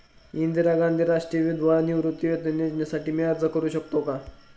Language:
Marathi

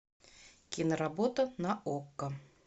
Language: Russian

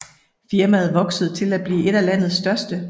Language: Danish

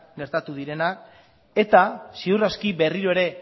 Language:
Basque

